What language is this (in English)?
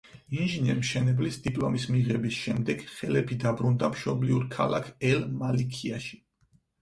Georgian